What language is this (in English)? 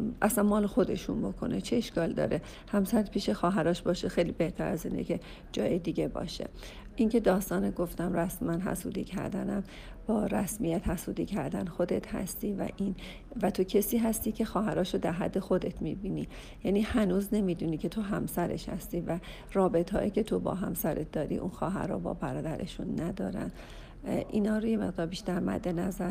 Persian